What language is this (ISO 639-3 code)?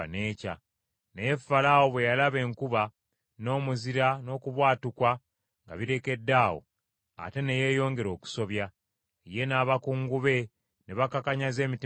lug